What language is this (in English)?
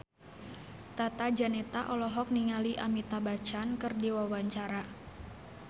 Sundanese